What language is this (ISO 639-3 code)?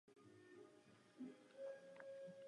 ces